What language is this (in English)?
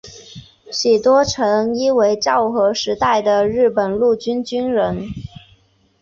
Chinese